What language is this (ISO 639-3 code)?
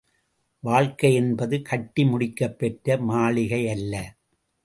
tam